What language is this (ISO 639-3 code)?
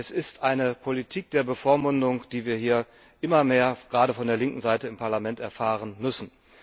deu